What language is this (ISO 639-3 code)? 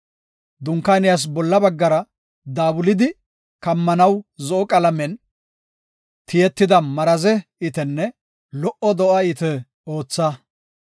gof